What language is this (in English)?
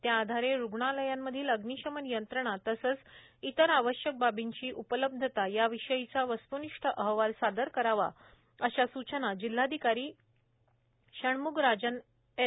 Marathi